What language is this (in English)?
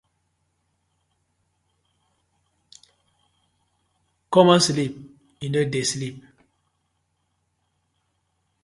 Nigerian Pidgin